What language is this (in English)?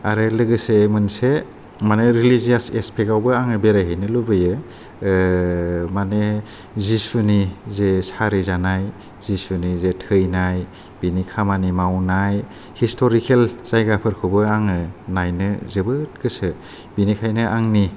Bodo